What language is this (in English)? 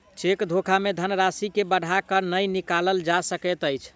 Maithili